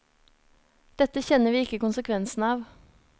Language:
Norwegian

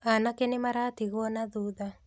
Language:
Kikuyu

